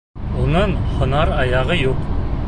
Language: Bashkir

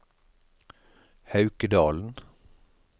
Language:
Norwegian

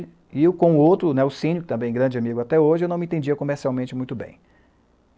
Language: Portuguese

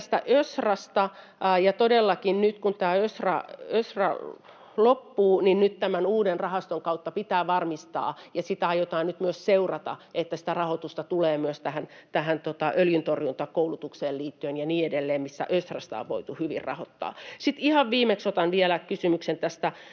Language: Finnish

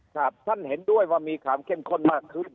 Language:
Thai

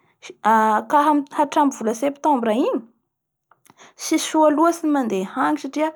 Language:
Bara Malagasy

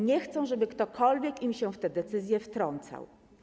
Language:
Polish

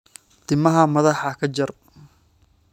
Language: Somali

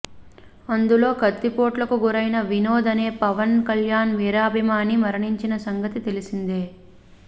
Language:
Telugu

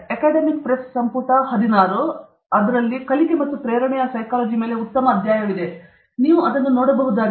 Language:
Kannada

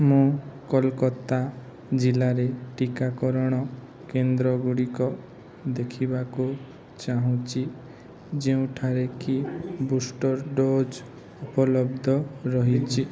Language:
Odia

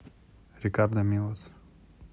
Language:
Russian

